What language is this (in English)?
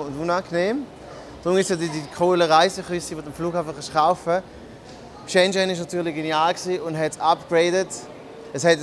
German